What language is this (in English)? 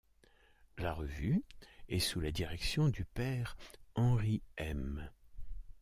French